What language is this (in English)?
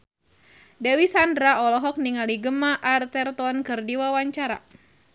Sundanese